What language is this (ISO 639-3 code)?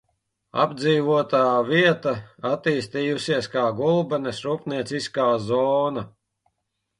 lav